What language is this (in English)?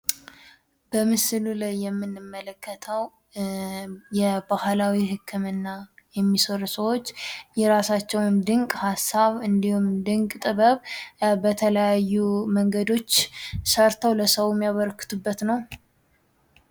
Amharic